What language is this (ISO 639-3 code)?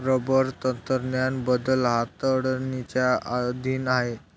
mar